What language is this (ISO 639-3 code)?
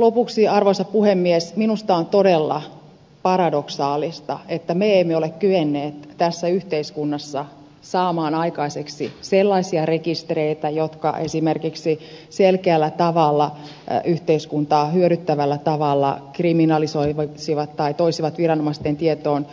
fin